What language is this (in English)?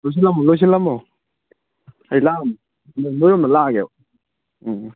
Manipuri